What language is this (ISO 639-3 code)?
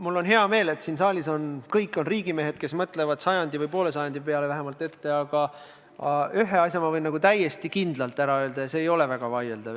est